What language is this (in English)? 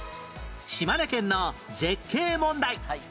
Japanese